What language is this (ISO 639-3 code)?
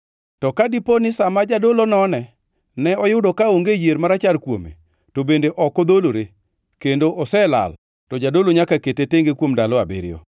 luo